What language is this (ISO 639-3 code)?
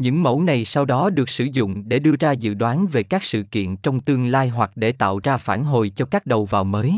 vie